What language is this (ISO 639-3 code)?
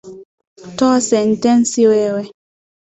swa